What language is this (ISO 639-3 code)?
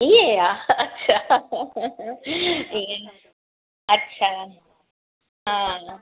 snd